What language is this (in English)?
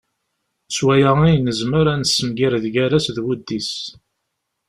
Kabyle